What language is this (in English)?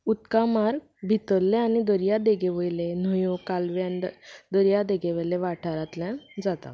Konkani